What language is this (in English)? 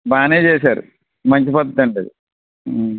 Telugu